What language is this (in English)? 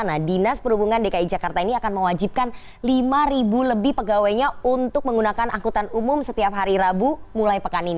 Indonesian